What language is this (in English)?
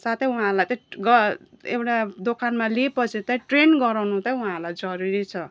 Nepali